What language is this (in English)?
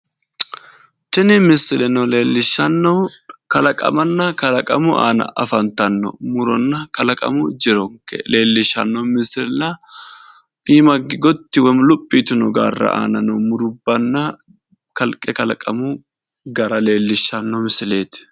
Sidamo